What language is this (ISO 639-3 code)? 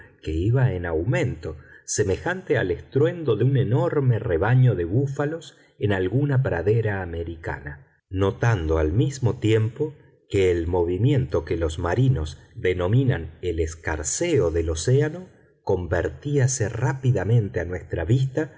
spa